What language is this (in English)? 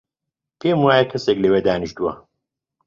Central Kurdish